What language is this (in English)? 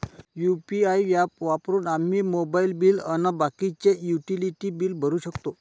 Marathi